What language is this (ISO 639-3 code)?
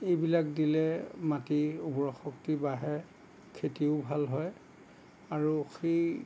asm